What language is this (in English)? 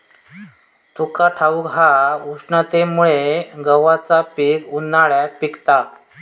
Marathi